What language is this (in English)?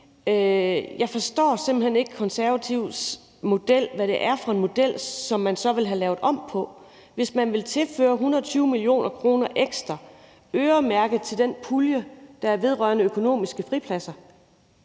Danish